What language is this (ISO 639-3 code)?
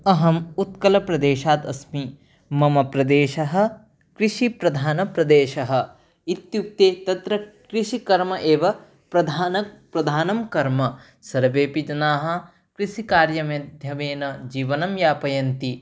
san